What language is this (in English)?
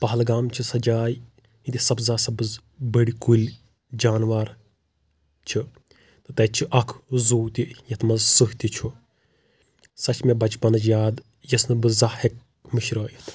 Kashmiri